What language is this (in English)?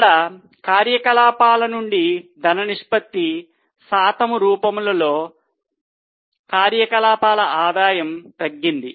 Telugu